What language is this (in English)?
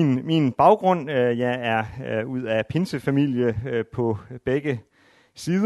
Danish